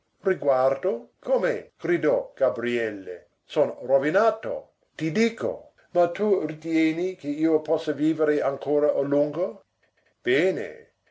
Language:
Italian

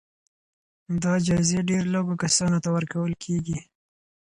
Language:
Pashto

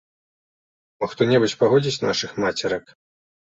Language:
Belarusian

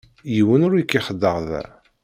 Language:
Kabyle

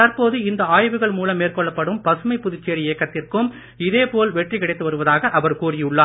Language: Tamil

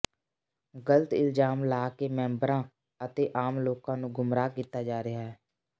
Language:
Punjabi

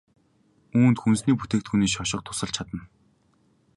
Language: Mongolian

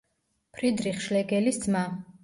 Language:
Georgian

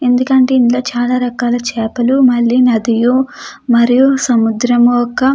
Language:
Telugu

